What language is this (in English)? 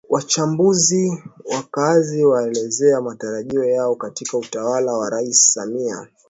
Swahili